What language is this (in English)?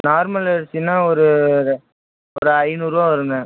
Tamil